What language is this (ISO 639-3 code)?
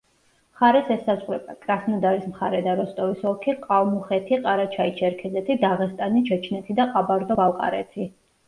kat